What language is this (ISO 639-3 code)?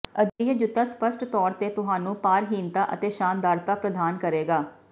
pan